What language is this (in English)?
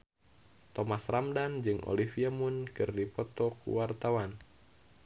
Sundanese